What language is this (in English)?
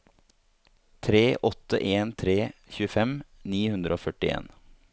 Norwegian